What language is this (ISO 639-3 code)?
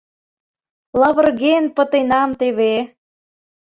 chm